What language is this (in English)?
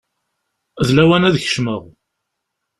Kabyle